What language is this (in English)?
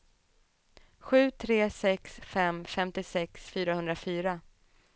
Swedish